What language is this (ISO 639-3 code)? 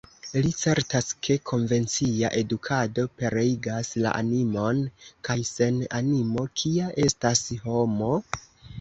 epo